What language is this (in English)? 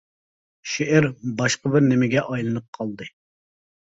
Uyghur